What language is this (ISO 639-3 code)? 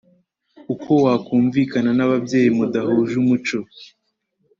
kin